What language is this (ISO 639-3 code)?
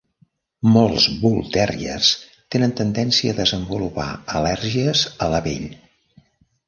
cat